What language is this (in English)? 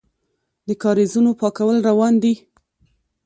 Pashto